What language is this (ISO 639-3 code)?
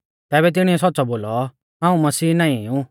bfz